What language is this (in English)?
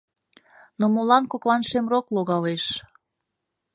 Mari